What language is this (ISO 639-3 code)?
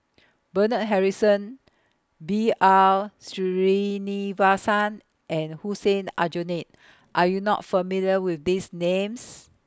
eng